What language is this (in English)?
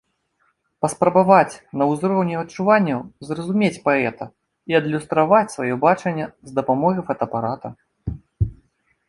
Belarusian